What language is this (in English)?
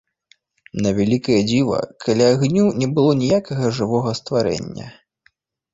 Belarusian